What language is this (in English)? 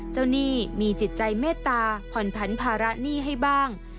Thai